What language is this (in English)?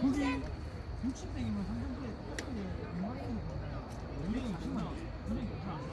Korean